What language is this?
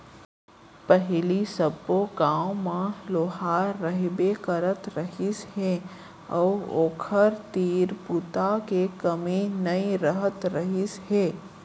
Chhattisgarhi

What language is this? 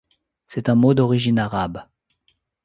French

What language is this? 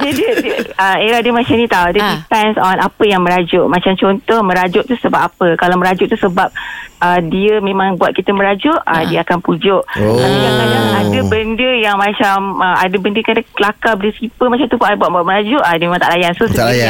Malay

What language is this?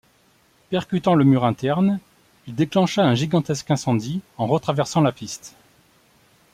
French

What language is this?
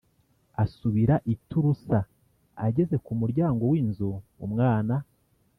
Kinyarwanda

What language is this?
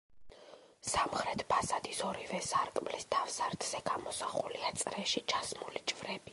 Georgian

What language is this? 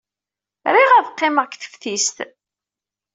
Kabyle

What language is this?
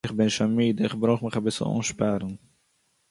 Yiddish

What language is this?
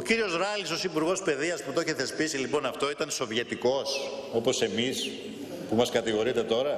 Greek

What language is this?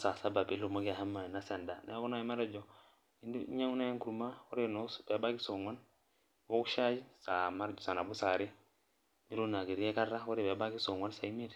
Masai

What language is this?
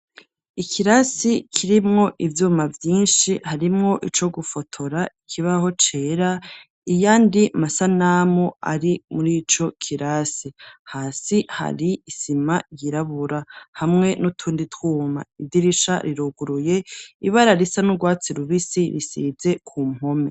Rundi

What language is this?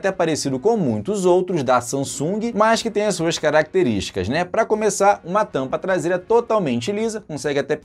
Portuguese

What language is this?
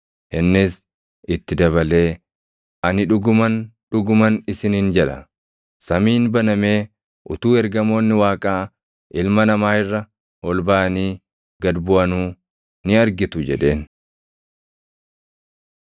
Oromo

